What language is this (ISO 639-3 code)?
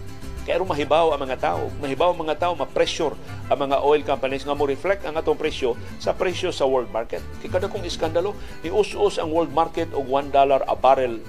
fil